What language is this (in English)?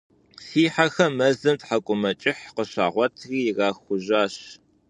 Kabardian